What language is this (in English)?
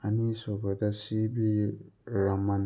Manipuri